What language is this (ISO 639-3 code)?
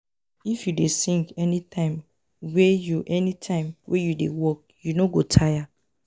pcm